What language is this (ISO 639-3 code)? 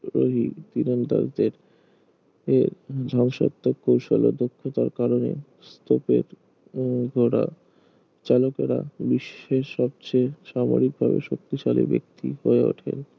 ben